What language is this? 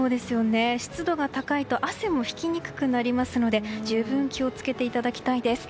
Japanese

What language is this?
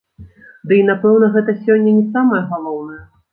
Belarusian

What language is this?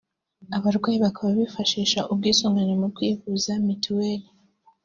Kinyarwanda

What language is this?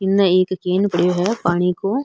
Marwari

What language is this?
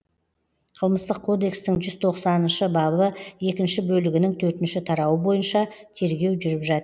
Kazakh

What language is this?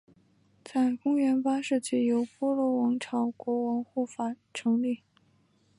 Chinese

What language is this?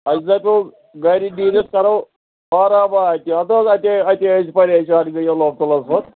Kashmiri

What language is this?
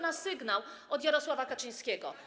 Polish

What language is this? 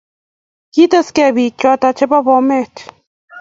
Kalenjin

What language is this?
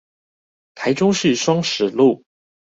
Chinese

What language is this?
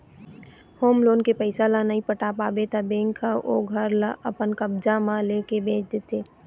Chhattisgarhi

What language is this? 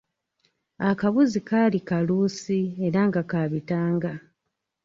Ganda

